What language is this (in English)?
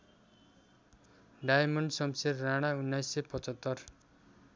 Nepali